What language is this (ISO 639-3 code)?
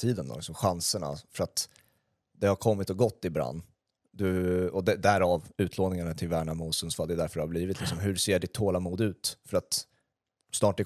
swe